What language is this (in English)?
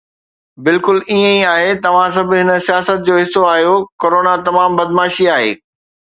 Sindhi